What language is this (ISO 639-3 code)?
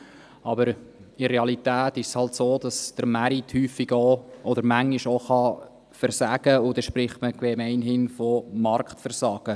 gsw